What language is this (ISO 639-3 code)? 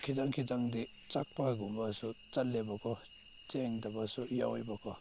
mni